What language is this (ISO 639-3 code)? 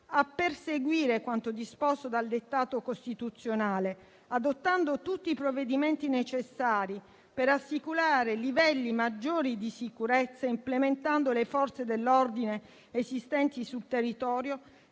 ita